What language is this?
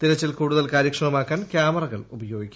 Malayalam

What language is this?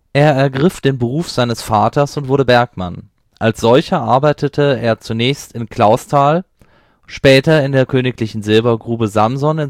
German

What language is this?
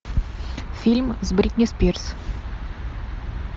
Russian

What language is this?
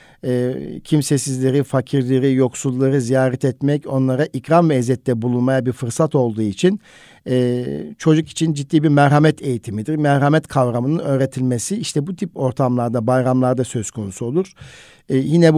Turkish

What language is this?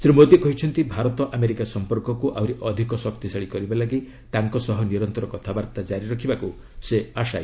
Odia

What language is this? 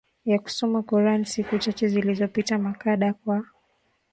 Swahili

